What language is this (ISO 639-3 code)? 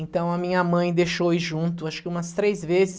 por